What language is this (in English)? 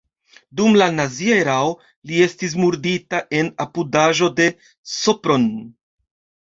Esperanto